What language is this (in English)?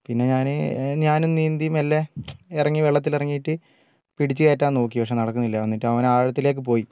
Malayalam